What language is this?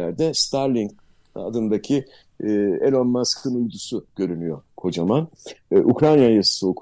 Turkish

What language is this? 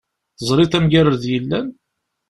Kabyle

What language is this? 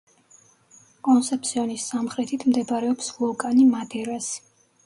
Georgian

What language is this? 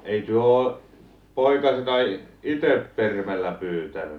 Finnish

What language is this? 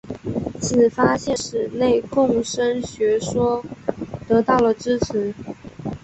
Chinese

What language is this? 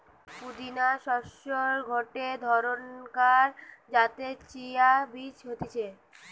Bangla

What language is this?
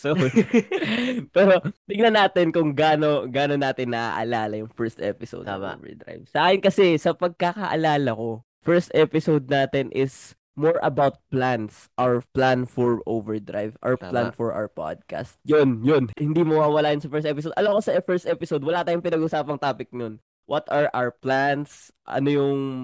Filipino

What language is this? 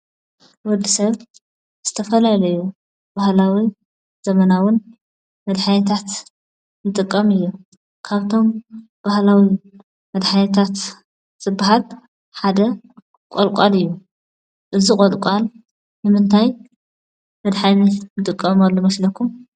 Tigrinya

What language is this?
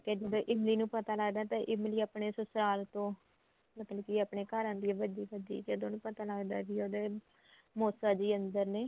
Punjabi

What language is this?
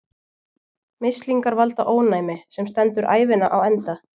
Icelandic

